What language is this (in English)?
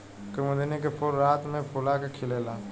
Bhojpuri